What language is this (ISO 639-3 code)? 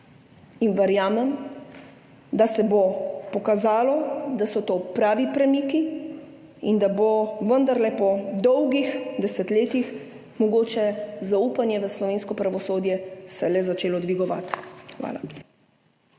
slv